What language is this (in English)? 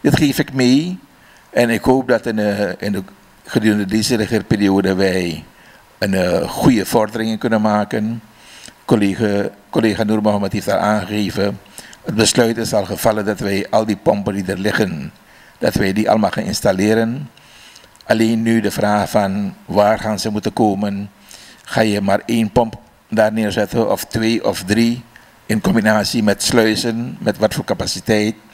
Dutch